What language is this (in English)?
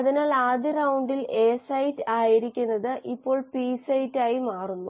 Malayalam